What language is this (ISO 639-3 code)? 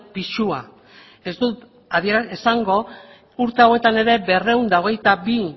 eus